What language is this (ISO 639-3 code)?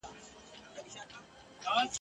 pus